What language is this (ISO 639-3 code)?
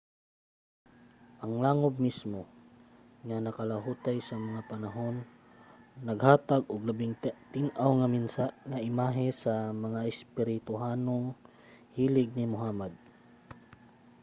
ceb